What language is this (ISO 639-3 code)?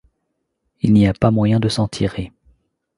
fra